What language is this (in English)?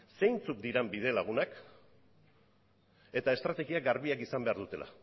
Basque